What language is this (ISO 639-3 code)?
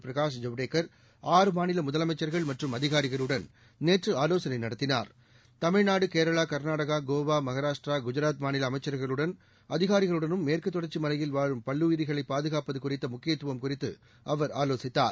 tam